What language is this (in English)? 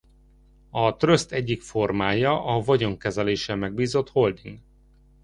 Hungarian